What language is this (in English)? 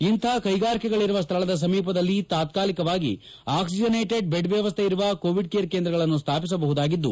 Kannada